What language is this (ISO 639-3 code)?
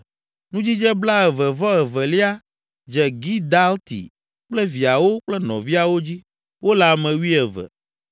ewe